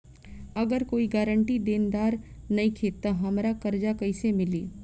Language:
Bhojpuri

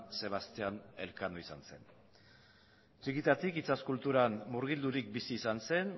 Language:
Basque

